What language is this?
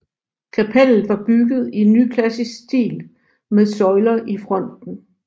Danish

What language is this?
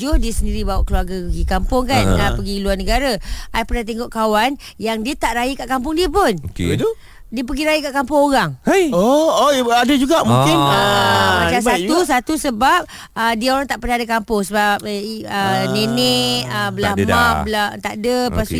Malay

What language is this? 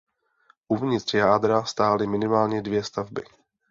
Czech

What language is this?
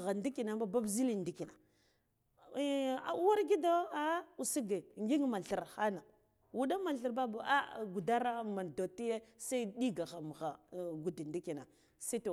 Guduf-Gava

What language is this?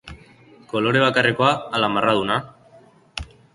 Basque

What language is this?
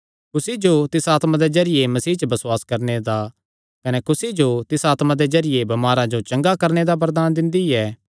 Kangri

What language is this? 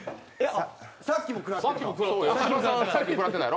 Japanese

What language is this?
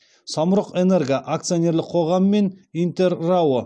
Kazakh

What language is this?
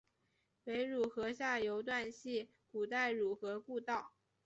Chinese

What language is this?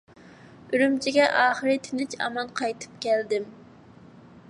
Uyghur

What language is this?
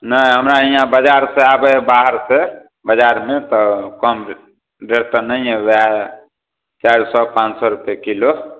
Maithili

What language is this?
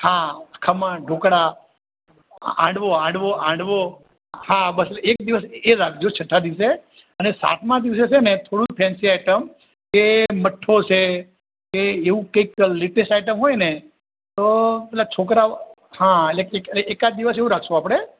Gujarati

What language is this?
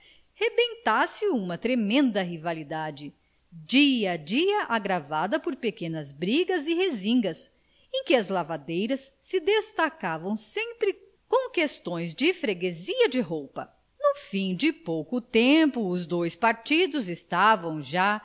Portuguese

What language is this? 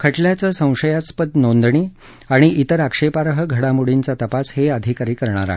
Marathi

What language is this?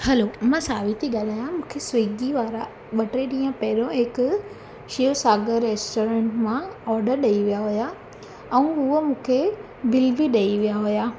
Sindhi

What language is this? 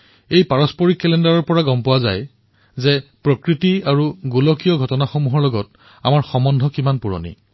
Assamese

